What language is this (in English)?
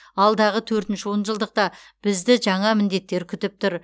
Kazakh